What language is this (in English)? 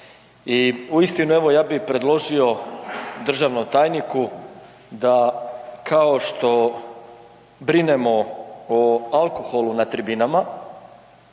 Croatian